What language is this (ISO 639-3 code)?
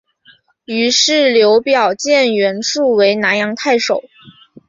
zho